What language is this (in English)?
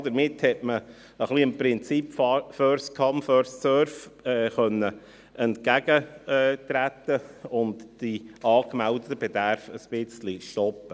Swiss German